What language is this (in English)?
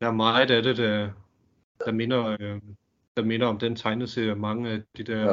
Danish